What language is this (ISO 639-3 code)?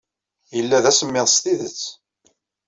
kab